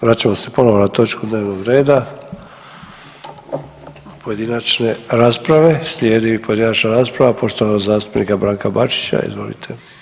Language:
Croatian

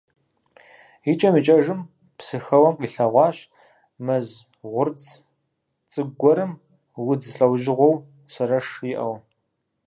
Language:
Kabardian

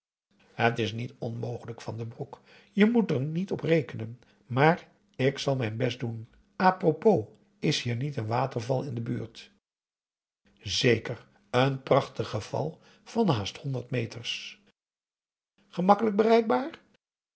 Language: Dutch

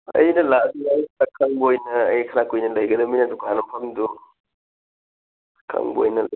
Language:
Manipuri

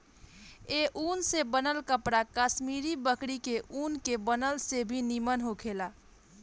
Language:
Bhojpuri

